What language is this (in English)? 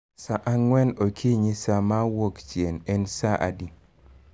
Luo (Kenya and Tanzania)